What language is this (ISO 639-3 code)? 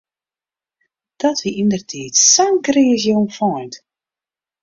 fry